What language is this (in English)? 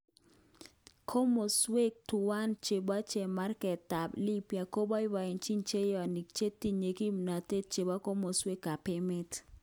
Kalenjin